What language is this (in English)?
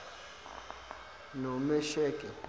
Zulu